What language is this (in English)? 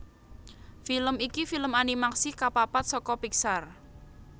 Javanese